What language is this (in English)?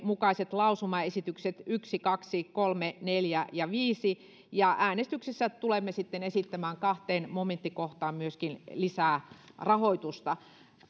Finnish